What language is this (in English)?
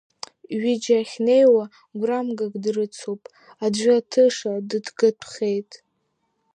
Abkhazian